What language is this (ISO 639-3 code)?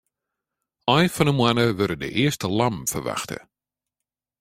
fry